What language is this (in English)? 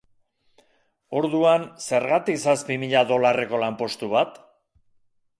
Basque